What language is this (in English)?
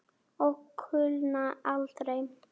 Icelandic